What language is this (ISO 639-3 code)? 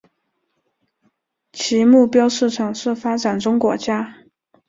zho